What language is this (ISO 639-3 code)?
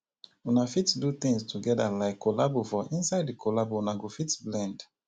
pcm